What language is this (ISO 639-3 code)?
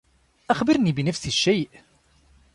ara